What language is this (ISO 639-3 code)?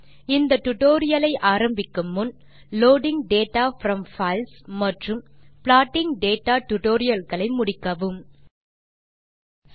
tam